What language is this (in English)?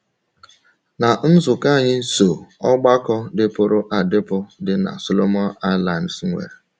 Igbo